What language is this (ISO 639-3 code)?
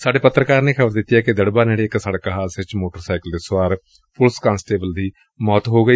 pan